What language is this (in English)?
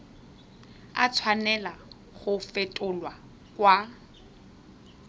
Tswana